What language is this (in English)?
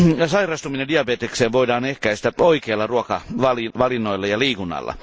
Finnish